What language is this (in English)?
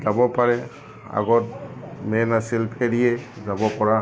Assamese